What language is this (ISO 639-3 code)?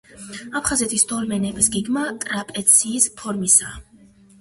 kat